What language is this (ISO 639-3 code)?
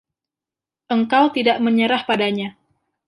ind